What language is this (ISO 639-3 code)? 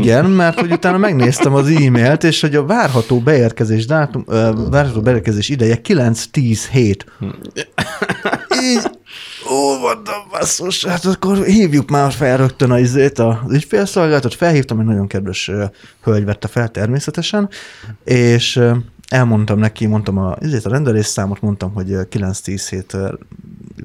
hun